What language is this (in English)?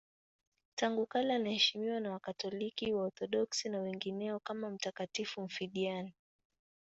Swahili